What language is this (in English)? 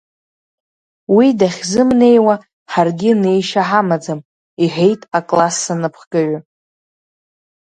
Abkhazian